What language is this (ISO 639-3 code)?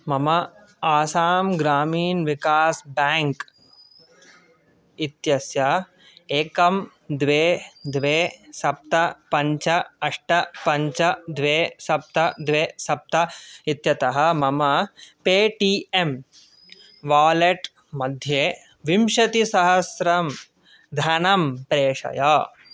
san